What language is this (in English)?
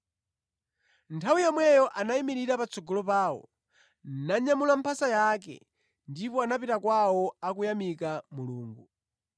Nyanja